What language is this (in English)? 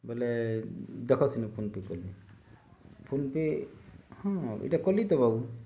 Odia